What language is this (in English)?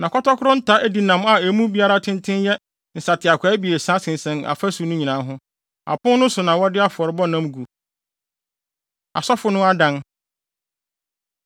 Akan